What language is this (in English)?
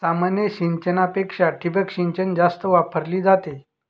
Marathi